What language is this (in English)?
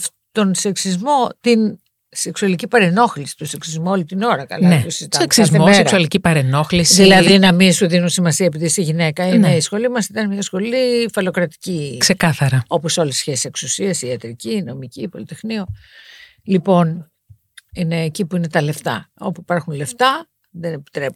Greek